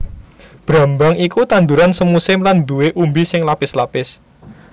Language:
Javanese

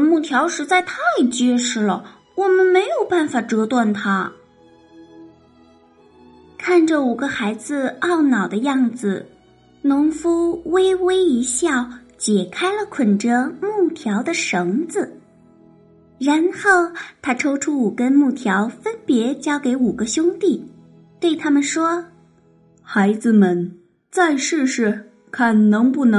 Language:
Chinese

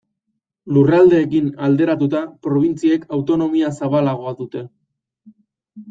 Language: Basque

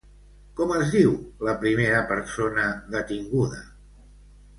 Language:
Catalan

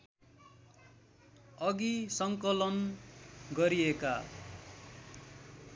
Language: Nepali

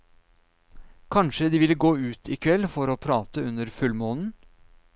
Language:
Norwegian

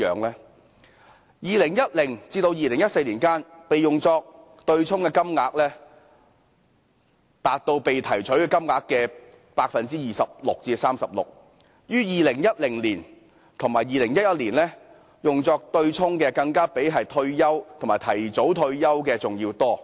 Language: Cantonese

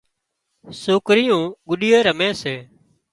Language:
Wadiyara Koli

